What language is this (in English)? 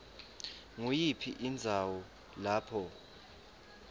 Swati